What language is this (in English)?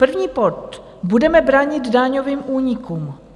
Czech